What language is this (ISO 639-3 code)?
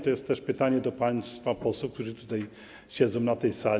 pol